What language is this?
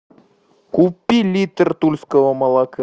Russian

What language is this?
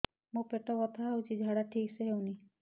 Odia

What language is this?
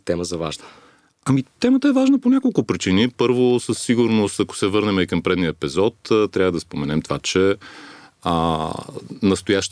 Bulgarian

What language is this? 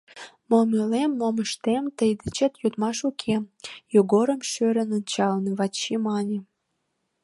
Mari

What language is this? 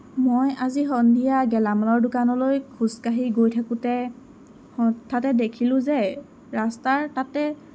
Assamese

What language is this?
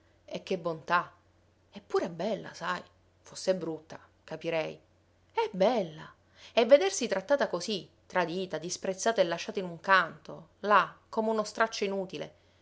Italian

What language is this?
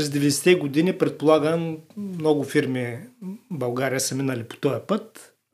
Bulgarian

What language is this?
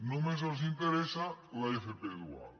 Catalan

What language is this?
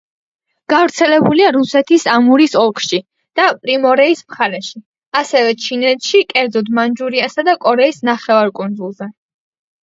Georgian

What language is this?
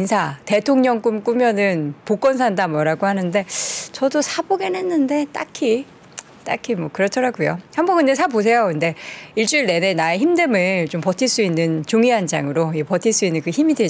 Korean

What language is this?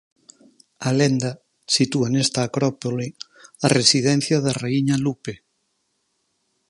Galician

